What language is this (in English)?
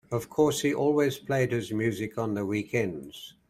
English